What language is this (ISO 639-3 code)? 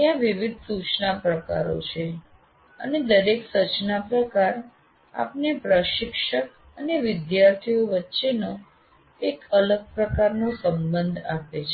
guj